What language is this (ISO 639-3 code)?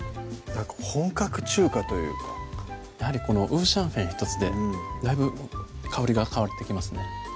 jpn